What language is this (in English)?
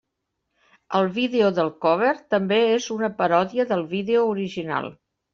Catalan